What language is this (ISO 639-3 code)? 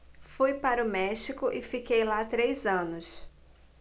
por